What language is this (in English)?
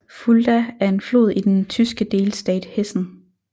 Danish